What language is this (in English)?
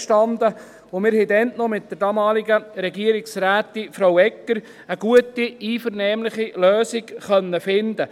Swiss German